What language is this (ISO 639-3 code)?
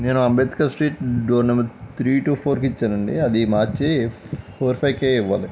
tel